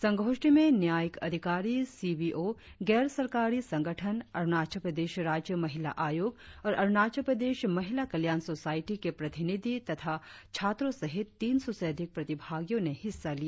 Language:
Hindi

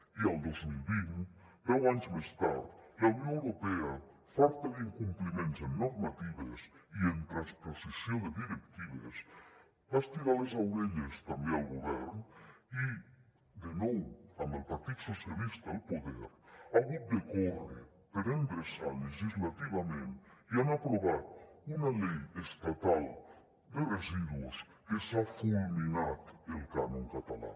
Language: Catalan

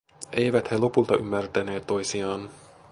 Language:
Finnish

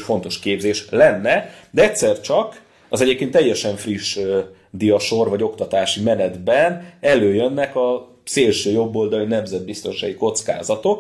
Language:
Hungarian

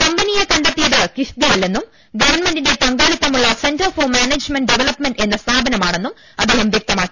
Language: Malayalam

